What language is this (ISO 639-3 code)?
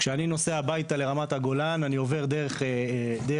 heb